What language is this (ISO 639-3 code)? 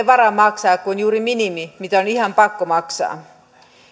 fin